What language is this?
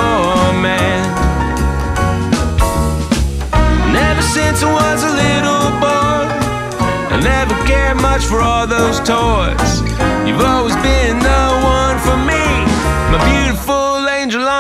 Greek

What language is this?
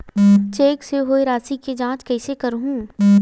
Chhattisgarhi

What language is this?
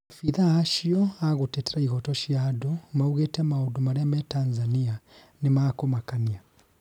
Kikuyu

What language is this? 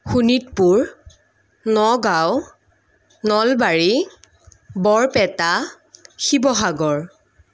Assamese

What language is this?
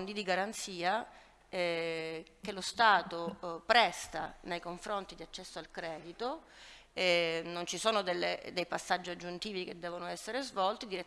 Italian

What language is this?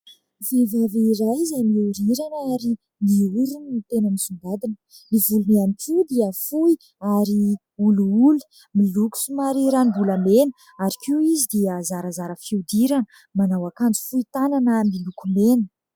Malagasy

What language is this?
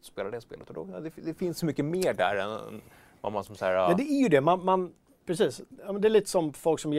Swedish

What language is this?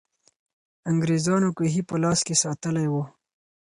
Pashto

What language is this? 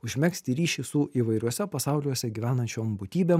Lithuanian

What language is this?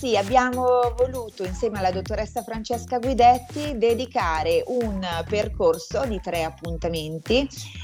Italian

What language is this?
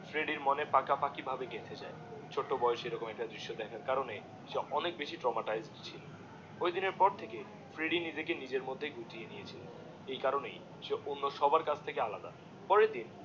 Bangla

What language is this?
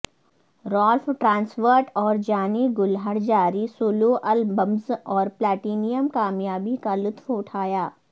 Urdu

